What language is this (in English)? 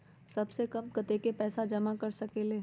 Magahi